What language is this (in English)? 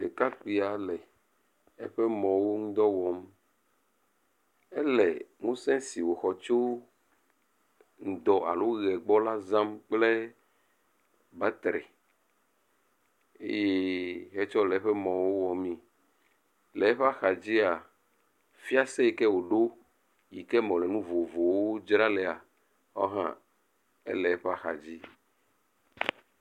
Ewe